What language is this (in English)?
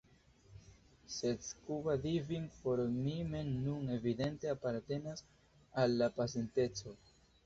Esperanto